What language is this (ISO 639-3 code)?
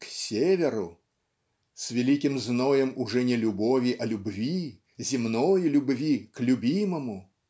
rus